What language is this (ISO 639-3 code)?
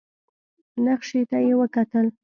pus